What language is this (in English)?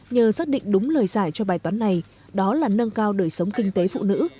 Vietnamese